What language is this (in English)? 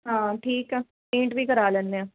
Punjabi